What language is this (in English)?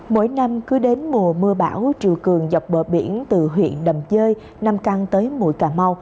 Vietnamese